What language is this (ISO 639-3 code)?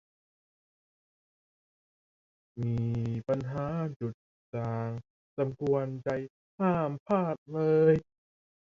tha